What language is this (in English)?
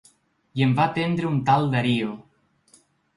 Catalan